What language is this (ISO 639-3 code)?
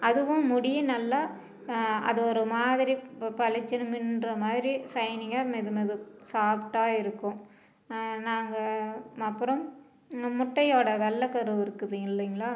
tam